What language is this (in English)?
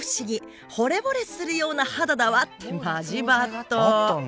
Japanese